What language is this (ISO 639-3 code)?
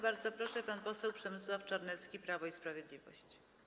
pol